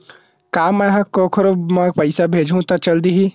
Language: Chhattisgarhi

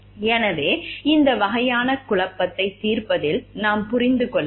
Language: Tamil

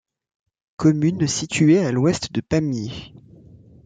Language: French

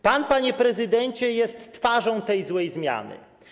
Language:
Polish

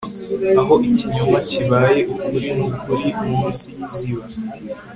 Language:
Kinyarwanda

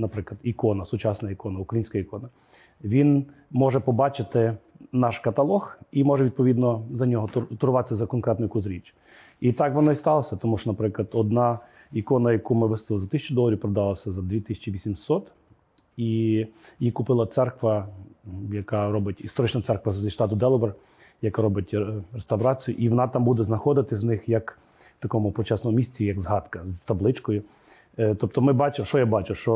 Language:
Ukrainian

